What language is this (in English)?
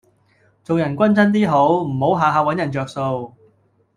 Cantonese